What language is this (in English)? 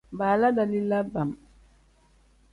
Tem